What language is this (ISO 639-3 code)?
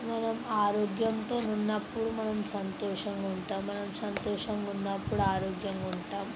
tel